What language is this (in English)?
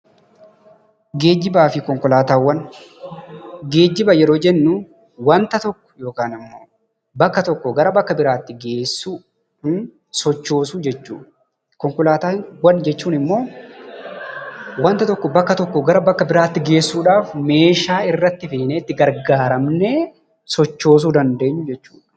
Oromo